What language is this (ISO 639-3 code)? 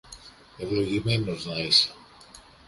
ell